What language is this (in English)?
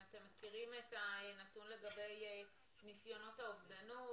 Hebrew